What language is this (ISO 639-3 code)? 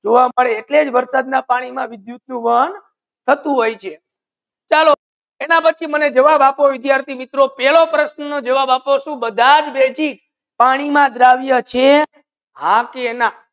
guj